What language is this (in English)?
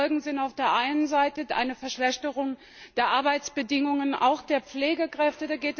German